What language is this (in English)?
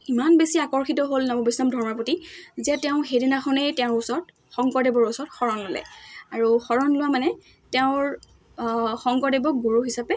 Assamese